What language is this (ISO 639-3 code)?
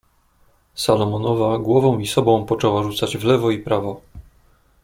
pol